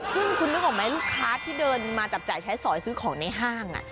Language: Thai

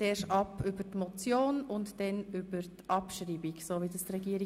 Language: Swiss German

